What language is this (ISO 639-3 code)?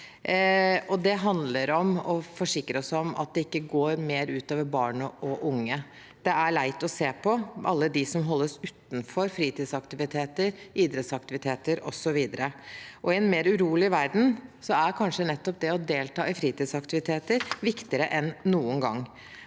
nor